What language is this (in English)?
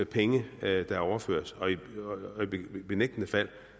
Danish